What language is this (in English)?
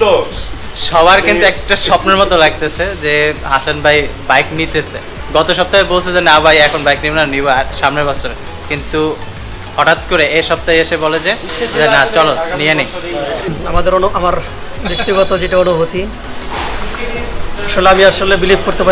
English